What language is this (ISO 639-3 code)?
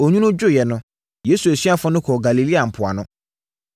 aka